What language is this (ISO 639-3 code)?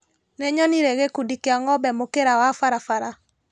kik